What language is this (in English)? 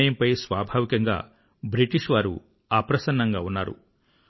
Telugu